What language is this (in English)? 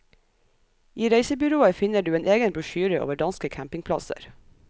Norwegian